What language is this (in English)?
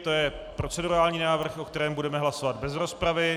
Czech